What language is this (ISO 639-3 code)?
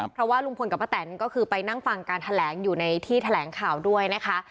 tha